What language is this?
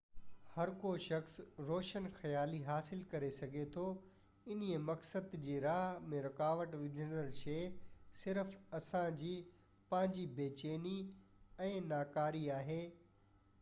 Sindhi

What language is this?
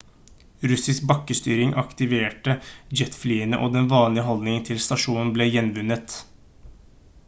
Norwegian Bokmål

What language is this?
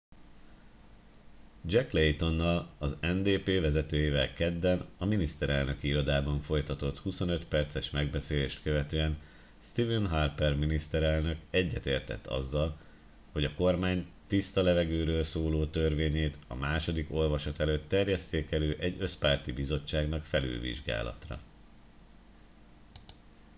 Hungarian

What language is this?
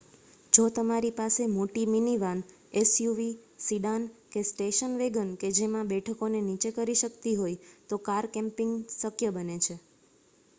Gujarati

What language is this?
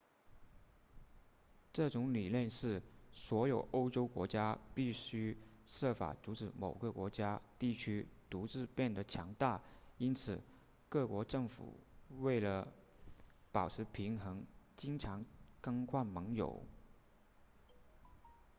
Chinese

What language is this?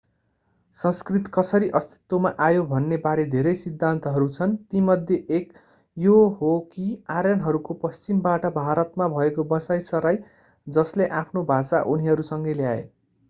Nepali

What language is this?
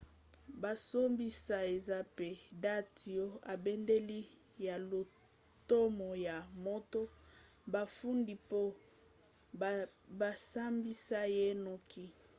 Lingala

